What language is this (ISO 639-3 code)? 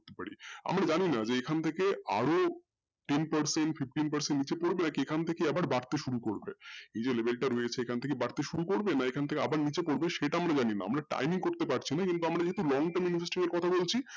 ben